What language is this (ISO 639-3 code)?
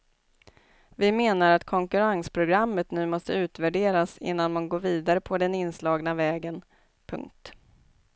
swe